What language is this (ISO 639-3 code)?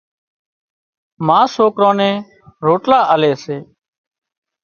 kxp